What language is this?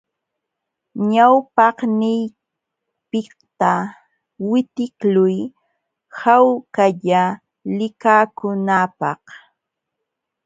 Jauja Wanca Quechua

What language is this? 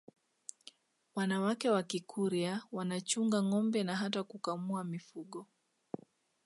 Swahili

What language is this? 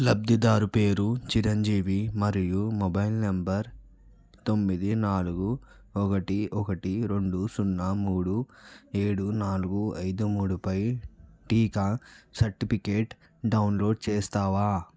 Telugu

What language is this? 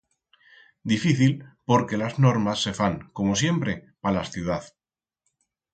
Aragonese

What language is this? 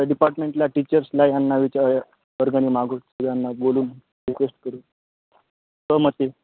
Marathi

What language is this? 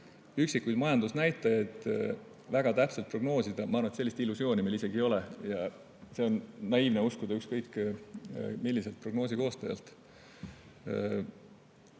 Estonian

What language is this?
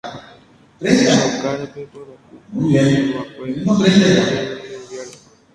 Guarani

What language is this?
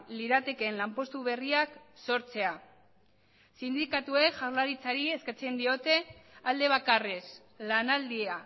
Basque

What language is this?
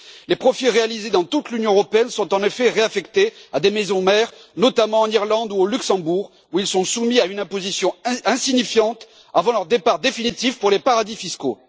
French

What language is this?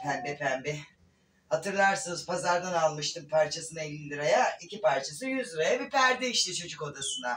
Turkish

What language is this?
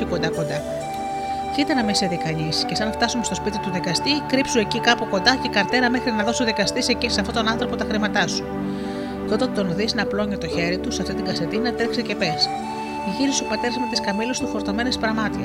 Greek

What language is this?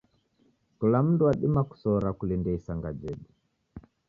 Taita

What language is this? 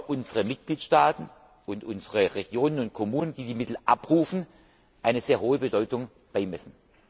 German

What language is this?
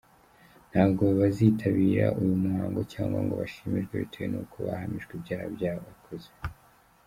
Kinyarwanda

